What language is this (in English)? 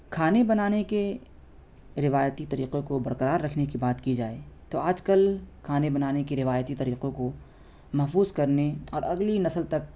Urdu